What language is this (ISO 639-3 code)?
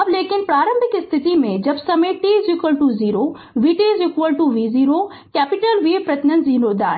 hin